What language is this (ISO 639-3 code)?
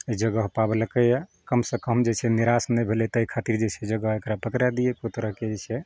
mai